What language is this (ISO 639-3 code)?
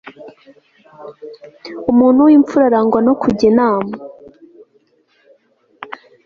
kin